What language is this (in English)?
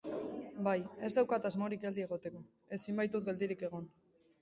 Basque